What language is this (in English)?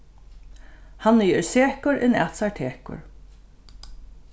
Faroese